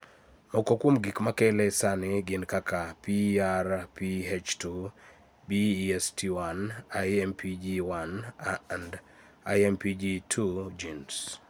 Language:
Luo (Kenya and Tanzania)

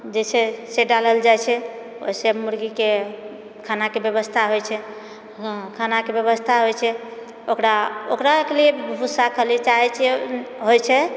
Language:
Maithili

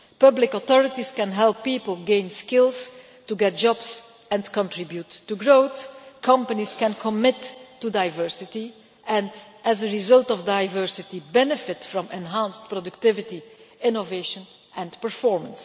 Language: English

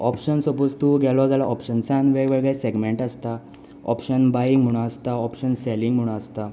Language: Konkani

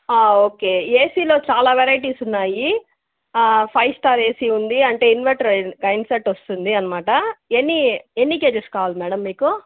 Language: Telugu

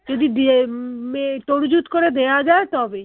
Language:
Bangla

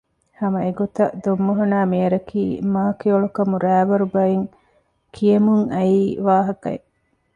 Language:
Divehi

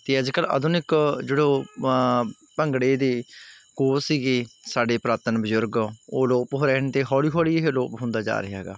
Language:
Punjabi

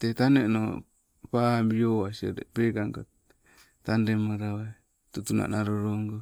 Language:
Sibe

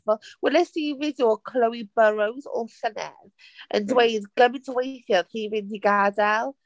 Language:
Welsh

